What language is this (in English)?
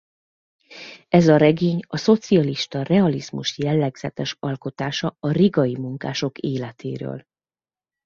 Hungarian